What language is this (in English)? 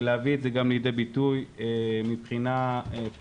Hebrew